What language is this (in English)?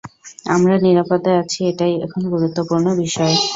Bangla